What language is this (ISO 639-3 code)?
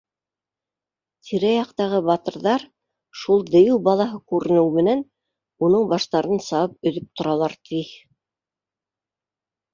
bak